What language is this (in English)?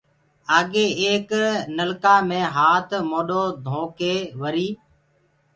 Gurgula